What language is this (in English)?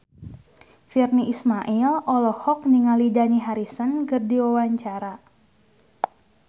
Sundanese